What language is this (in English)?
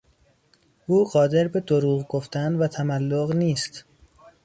Persian